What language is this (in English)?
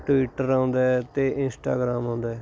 Punjabi